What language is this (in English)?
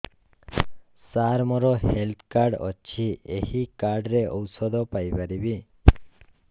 Odia